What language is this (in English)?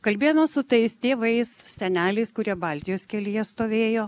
Lithuanian